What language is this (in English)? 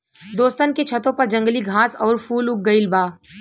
Bhojpuri